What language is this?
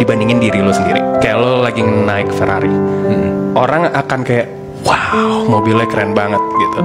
Indonesian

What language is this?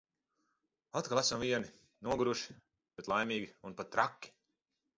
Latvian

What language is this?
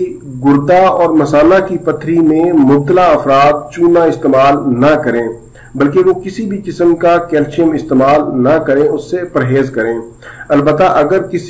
French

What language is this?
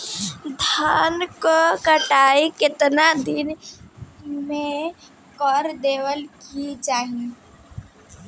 Bhojpuri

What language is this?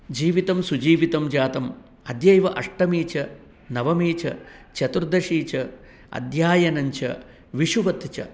Sanskrit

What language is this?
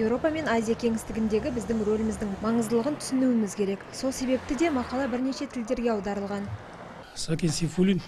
Russian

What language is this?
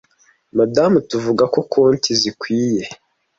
Kinyarwanda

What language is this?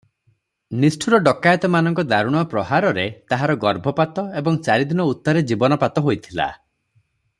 Odia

